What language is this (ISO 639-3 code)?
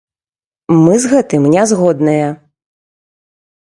bel